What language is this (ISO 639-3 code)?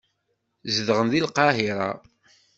kab